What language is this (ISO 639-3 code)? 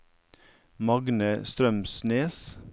nor